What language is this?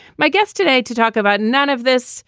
English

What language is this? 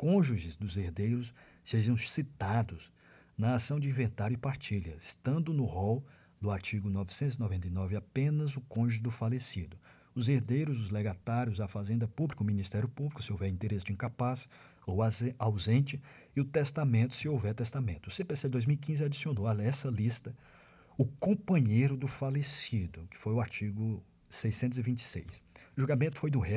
Portuguese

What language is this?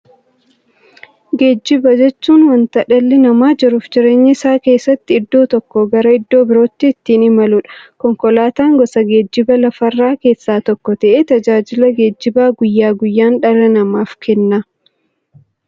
Oromo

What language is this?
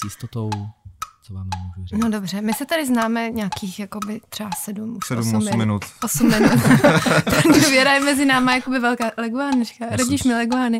Czech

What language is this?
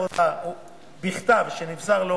Hebrew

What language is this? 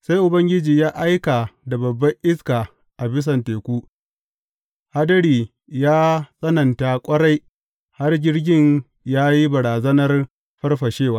Hausa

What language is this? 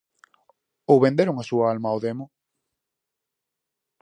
Galician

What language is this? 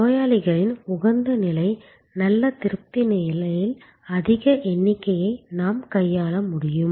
Tamil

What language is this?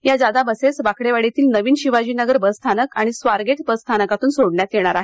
Marathi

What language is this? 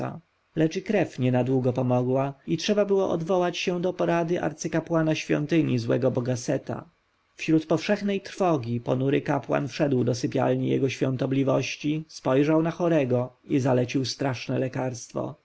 Polish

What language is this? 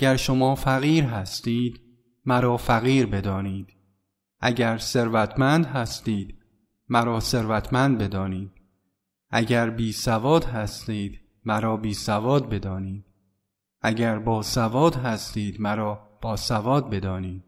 Persian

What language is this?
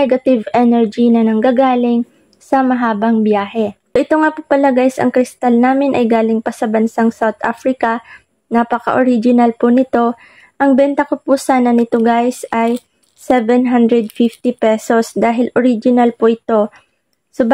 Filipino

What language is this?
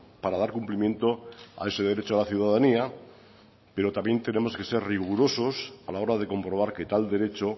Spanish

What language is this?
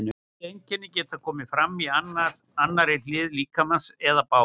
Icelandic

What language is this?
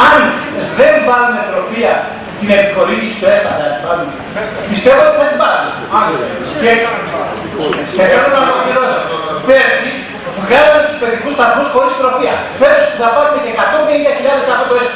Greek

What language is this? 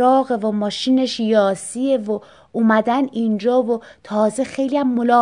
Persian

